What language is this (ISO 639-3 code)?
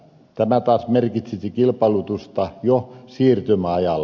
fin